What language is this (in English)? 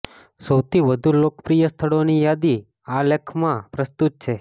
Gujarati